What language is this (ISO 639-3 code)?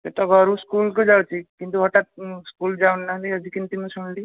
ori